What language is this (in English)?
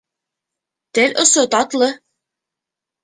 Bashkir